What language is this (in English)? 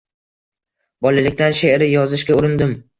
Uzbek